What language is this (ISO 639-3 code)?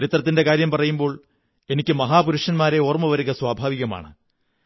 mal